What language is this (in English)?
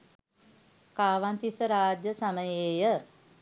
Sinhala